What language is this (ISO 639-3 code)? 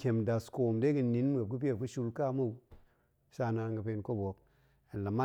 ank